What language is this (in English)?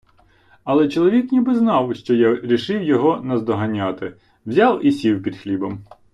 Ukrainian